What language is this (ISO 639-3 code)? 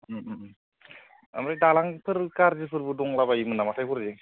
brx